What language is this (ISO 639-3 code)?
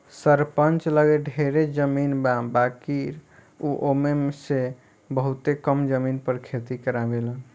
bho